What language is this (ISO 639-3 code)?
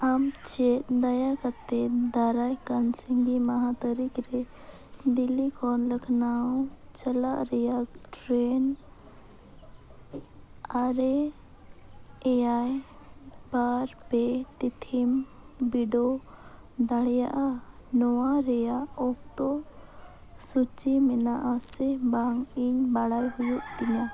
sat